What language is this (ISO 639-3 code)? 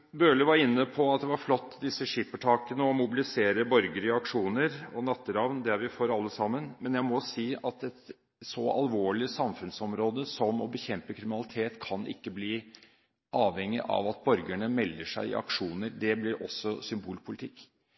nob